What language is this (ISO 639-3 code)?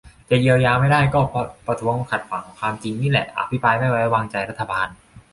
tha